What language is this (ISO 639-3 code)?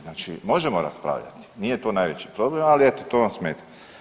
hrv